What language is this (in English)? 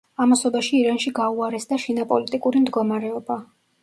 Georgian